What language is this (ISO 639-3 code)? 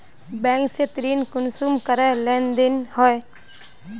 mag